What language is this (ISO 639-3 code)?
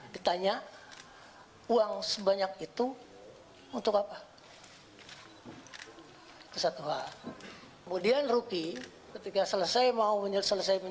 ind